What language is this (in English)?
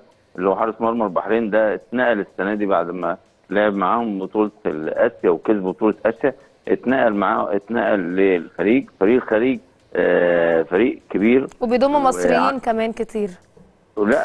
Arabic